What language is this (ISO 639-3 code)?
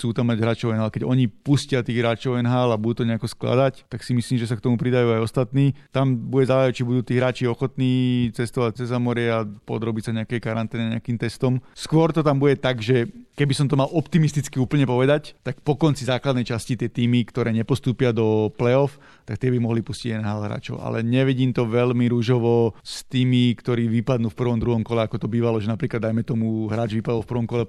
slk